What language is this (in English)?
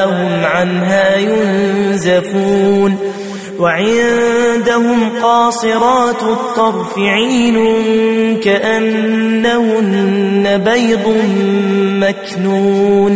Arabic